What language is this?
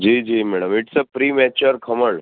Gujarati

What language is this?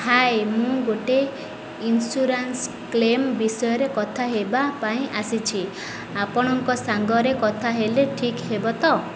Odia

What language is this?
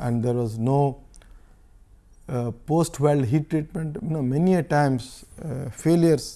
English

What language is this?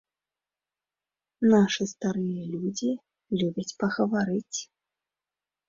Belarusian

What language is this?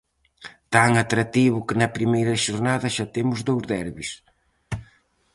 Galician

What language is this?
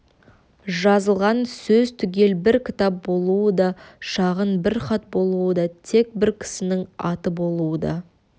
Kazakh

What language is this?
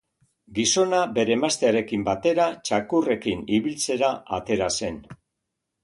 Basque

